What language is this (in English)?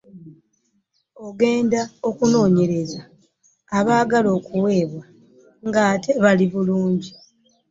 Ganda